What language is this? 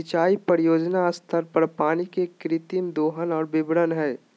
Magahi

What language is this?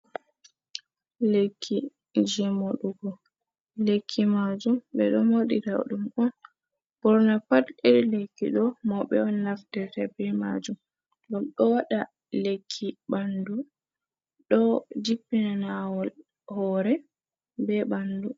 Fula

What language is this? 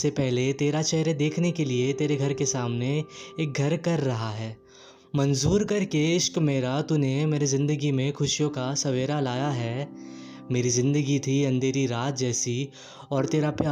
Hindi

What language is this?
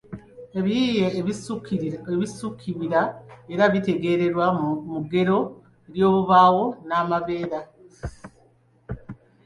Ganda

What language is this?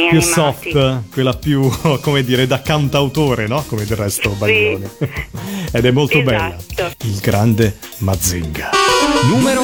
Italian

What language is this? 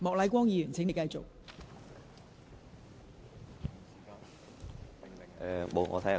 Cantonese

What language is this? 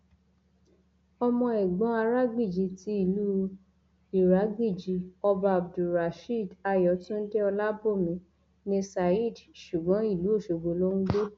Yoruba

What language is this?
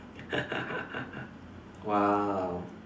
English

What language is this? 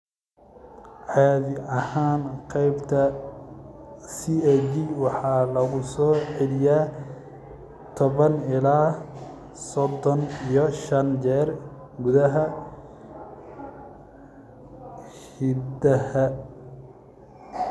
Somali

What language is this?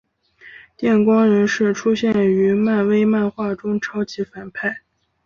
Chinese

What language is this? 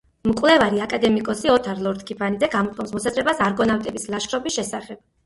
Georgian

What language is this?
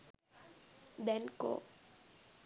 Sinhala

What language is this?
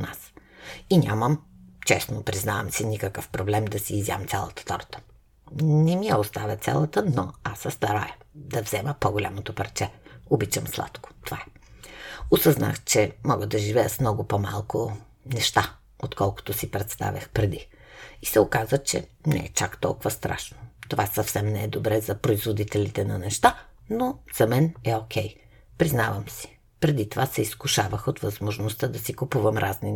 Bulgarian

